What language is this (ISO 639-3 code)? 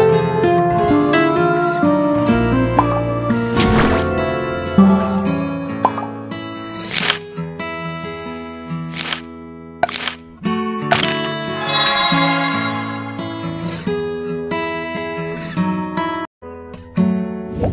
kor